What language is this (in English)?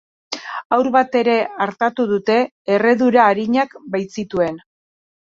Basque